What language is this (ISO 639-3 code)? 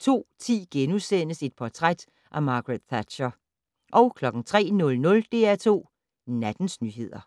dan